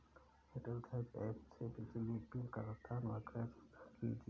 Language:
Hindi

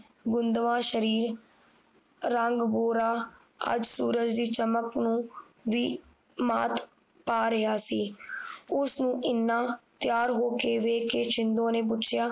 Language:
Punjabi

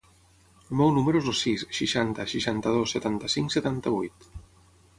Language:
Catalan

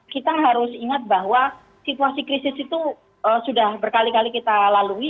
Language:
Indonesian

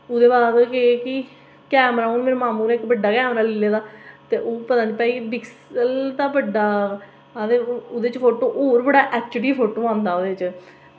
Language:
Dogri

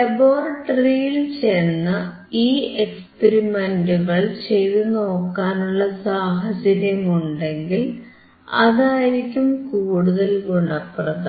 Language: Malayalam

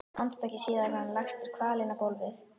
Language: Icelandic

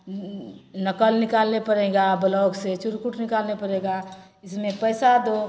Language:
Maithili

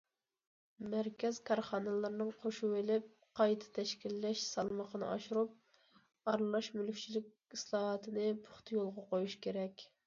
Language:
Uyghur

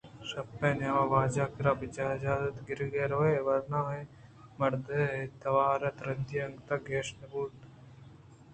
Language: Eastern Balochi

